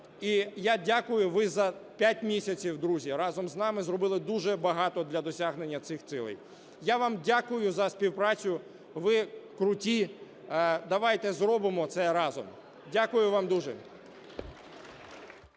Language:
Ukrainian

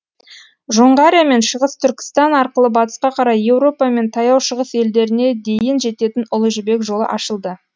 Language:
Kazakh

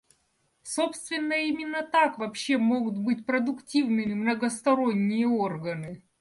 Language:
Russian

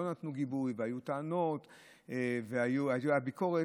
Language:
Hebrew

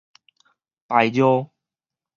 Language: Min Nan Chinese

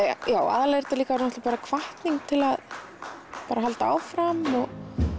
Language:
Icelandic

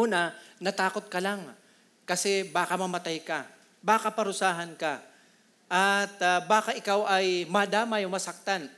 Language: Filipino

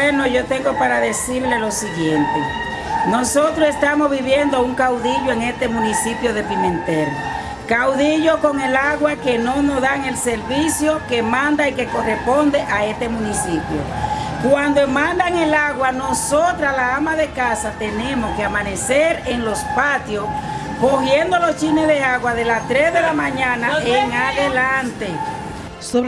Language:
Spanish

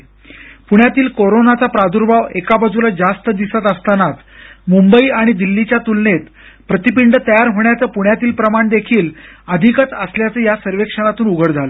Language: Marathi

